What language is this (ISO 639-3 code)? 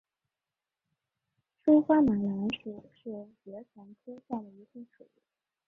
zho